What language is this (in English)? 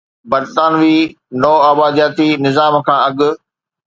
Sindhi